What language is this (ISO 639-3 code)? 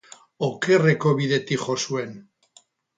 eus